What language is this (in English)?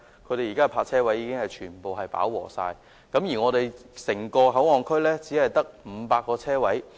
Cantonese